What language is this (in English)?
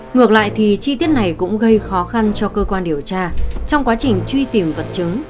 Vietnamese